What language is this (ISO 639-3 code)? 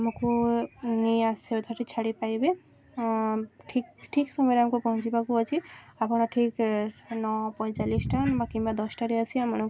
ori